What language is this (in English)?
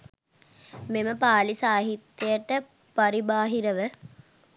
Sinhala